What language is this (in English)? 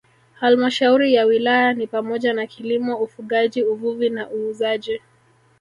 Swahili